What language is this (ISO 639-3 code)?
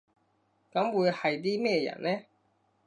yue